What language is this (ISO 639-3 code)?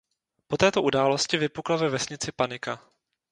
ces